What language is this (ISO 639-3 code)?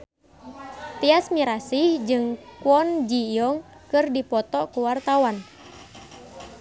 sun